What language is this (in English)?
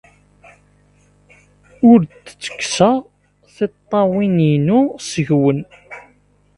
Kabyle